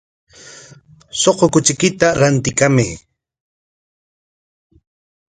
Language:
Corongo Ancash Quechua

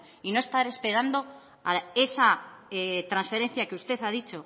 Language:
Spanish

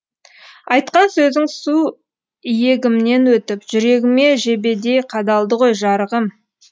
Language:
Kazakh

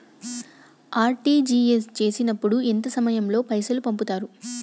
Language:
Telugu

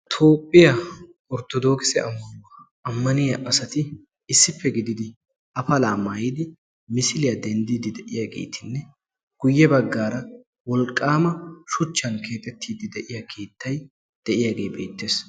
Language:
Wolaytta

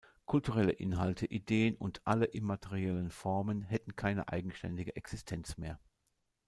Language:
German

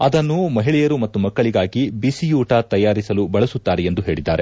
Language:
Kannada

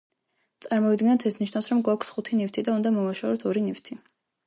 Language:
Georgian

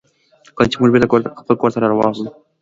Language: Pashto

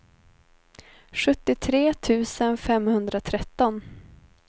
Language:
Swedish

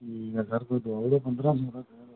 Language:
Dogri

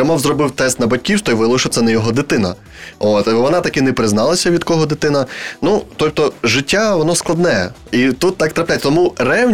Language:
Ukrainian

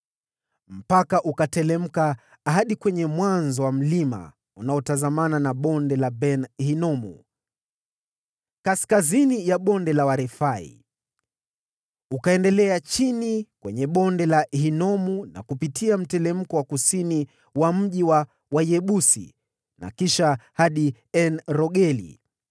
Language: Swahili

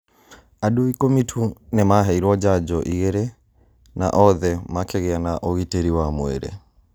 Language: Kikuyu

